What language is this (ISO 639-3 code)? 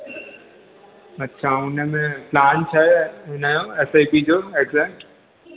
snd